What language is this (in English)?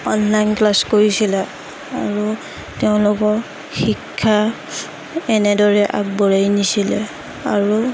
Assamese